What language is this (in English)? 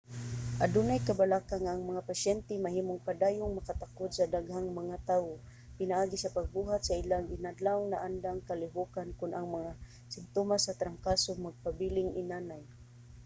Cebuano